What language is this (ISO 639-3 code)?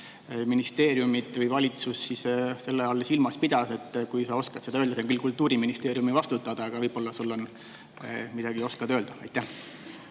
est